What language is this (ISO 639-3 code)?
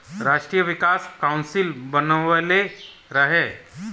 bho